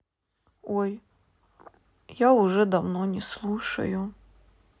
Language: Russian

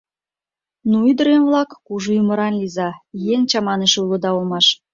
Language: Mari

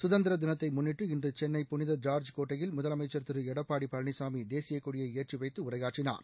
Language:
Tamil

